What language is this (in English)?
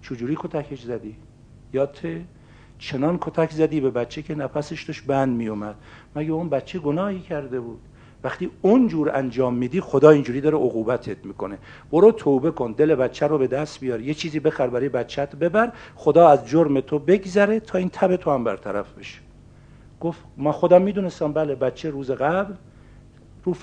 Persian